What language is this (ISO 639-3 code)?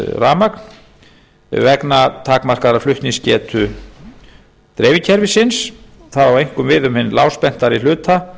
isl